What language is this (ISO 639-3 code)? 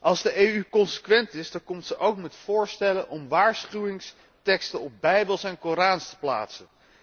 nld